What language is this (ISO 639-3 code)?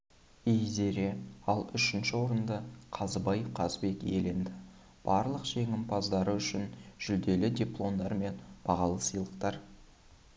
kaz